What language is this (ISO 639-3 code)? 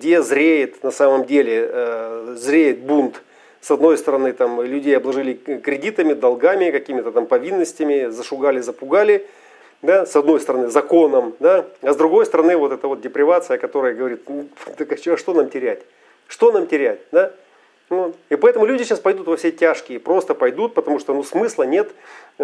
rus